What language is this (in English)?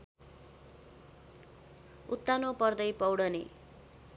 Nepali